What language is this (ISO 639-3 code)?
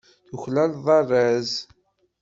kab